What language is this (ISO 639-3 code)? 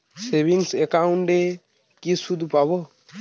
ben